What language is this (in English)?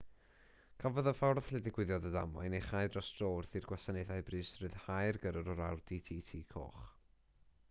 Welsh